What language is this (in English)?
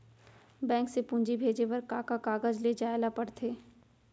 Chhattisgarhi